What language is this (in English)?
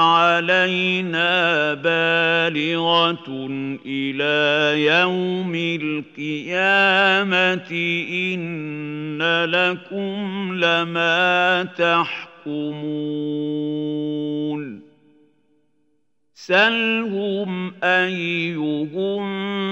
Arabic